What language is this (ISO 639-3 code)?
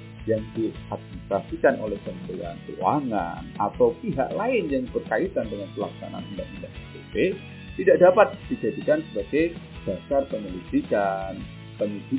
ind